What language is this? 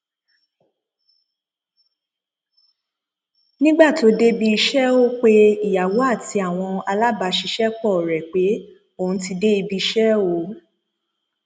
Yoruba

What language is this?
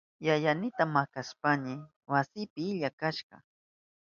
Southern Pastaza Quechua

